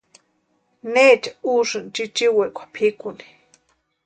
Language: Western Highland Purepecha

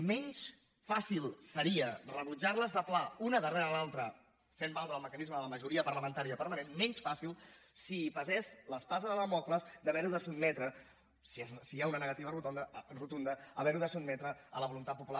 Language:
Catalan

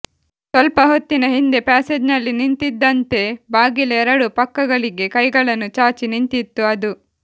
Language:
Kannada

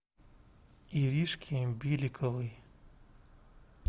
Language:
Russian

